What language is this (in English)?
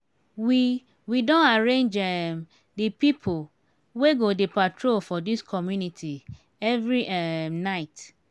Nigerian Pidgin